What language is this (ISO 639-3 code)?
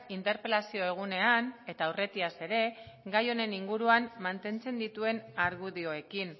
eus